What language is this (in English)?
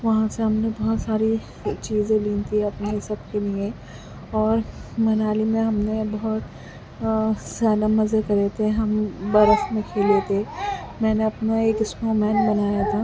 Urdu